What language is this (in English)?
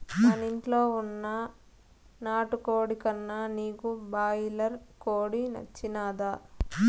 Telugu